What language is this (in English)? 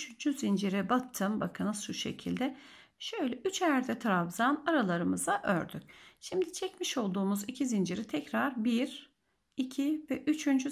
Turkish